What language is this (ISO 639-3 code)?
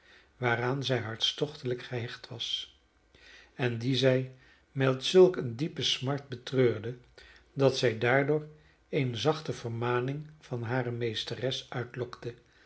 nld